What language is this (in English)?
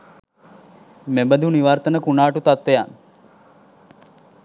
Sinhala